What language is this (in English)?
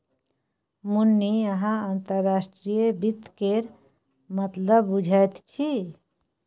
Maithili